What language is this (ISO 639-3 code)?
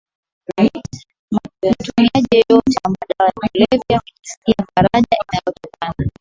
swa